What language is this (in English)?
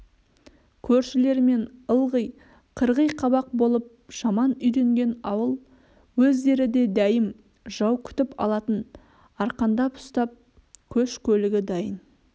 Kazakh